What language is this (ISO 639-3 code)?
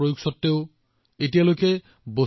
asm